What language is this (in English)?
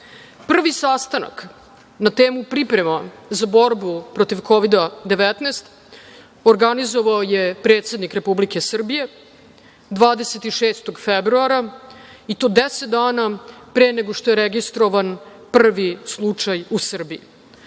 Serbian